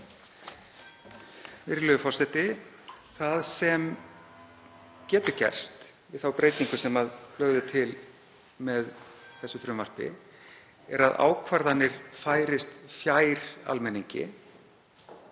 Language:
Icelandic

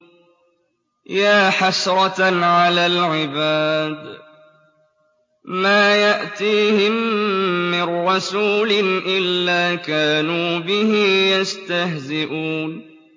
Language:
Arabic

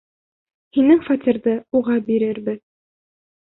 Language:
Bashkir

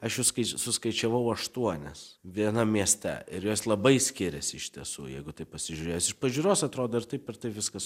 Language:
Lithuanian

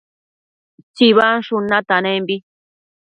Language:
Matsés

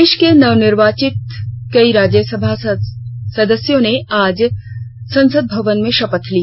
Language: Hindi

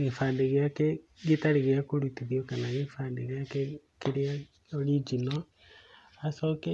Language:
Kikuyu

